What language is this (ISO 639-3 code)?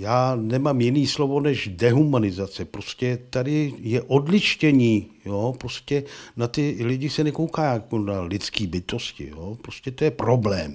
ces